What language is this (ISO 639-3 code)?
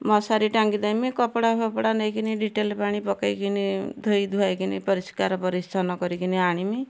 ori